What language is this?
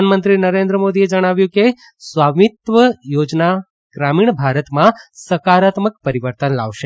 Gujarati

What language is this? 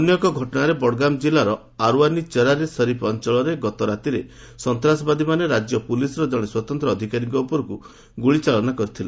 Odia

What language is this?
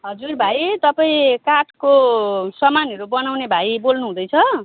Nepali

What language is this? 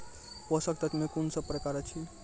Maithili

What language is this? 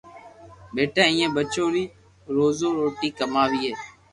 Loarki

